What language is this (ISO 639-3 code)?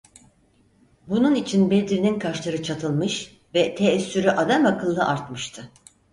tur